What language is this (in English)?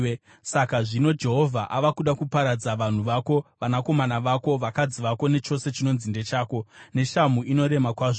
Shona